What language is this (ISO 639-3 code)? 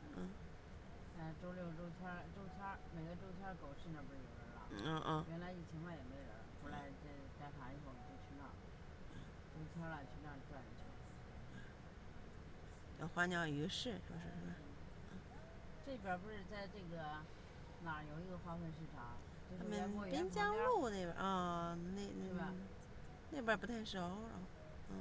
zho